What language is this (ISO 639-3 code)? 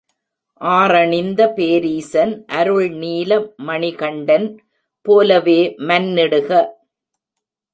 tam